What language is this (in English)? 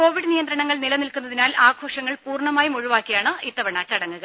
Malayalam